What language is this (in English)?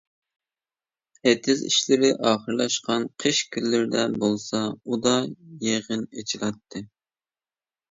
Uyghur